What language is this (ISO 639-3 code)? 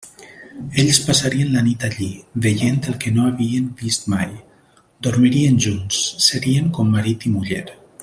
cat